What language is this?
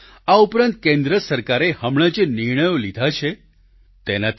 Gujarati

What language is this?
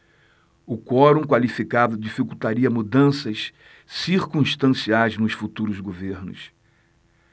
Portuguese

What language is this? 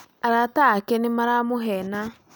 Kikuyu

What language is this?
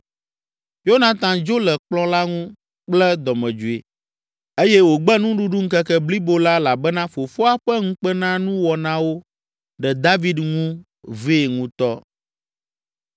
Ewe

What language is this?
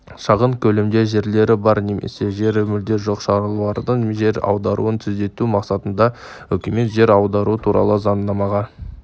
Kazakh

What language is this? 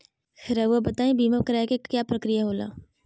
Magahi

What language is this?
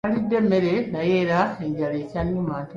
Ganda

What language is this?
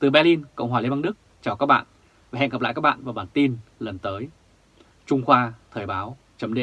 Vietnamese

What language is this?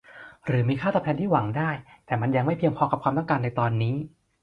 Thai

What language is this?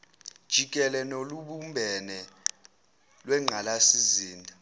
Zulu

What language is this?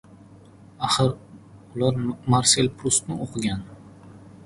Uzbek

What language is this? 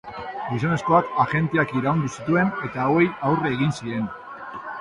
Basque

